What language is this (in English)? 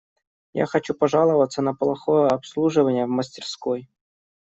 Russian